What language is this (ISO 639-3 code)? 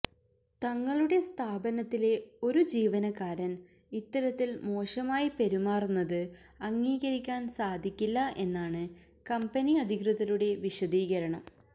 mal